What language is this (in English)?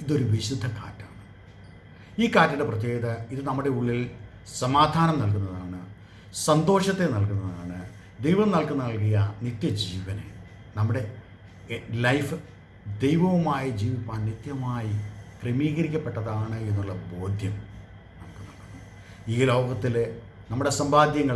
Malayalam